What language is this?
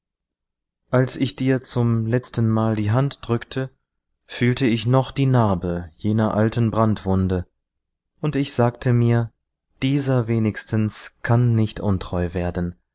German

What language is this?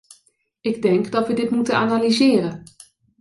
Dutch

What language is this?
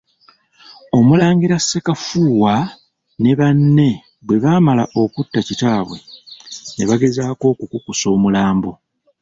Ganda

